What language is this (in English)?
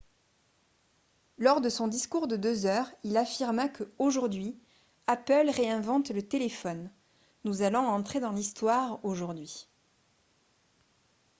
French